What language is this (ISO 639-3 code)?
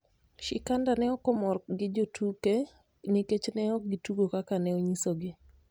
luo